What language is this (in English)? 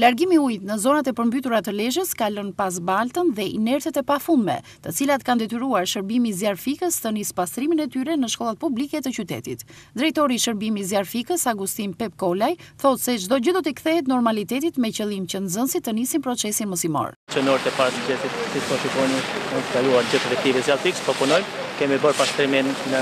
Romanian